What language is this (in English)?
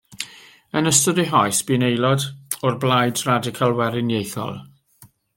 Welsh